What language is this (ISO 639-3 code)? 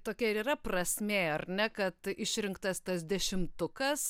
lit